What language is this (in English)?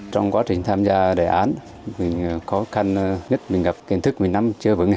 Vietnamese